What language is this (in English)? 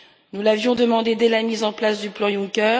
French